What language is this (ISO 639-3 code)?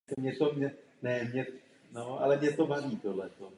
ces